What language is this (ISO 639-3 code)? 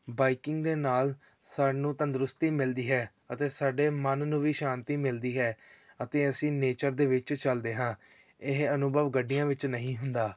pan